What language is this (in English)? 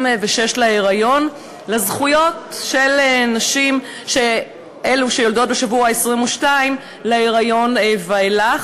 Hebrew